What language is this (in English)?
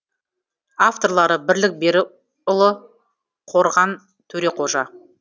Kazakh